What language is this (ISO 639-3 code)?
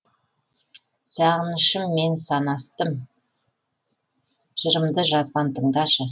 kaz